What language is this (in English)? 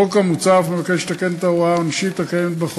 Hebrew